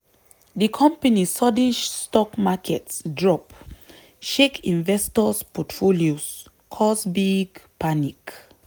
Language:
Nigerian Pidgin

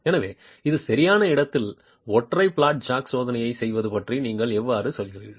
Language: Tamil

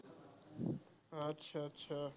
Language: Assamese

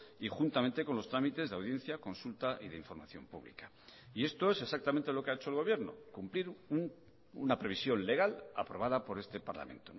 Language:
Spanish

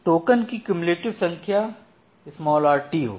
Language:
Hindi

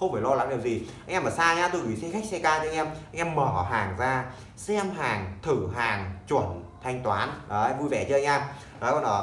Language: Vietnamese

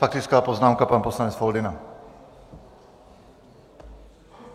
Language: Czech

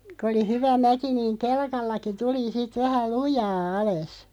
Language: Finnish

